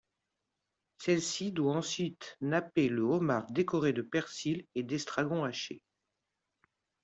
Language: French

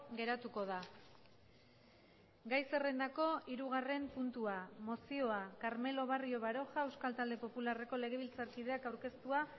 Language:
Basque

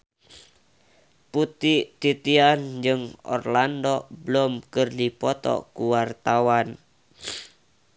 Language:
Sundanese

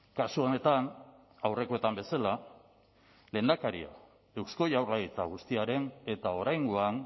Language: Basque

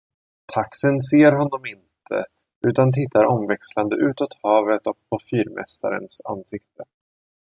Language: Swedish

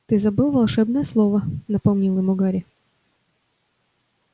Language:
Russian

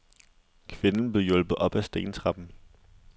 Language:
Danish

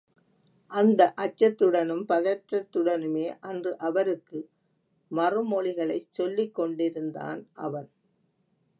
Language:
Tamil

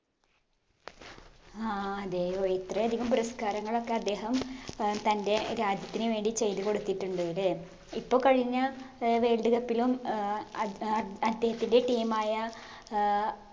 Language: Malayalam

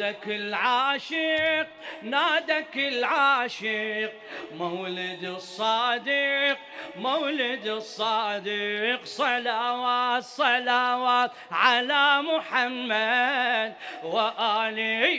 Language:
Arabic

